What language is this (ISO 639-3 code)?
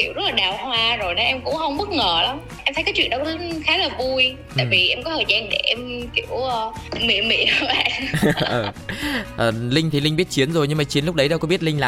vie